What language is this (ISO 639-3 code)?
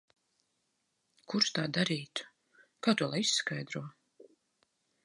lav